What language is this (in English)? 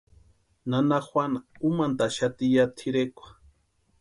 Western Highland Purepecha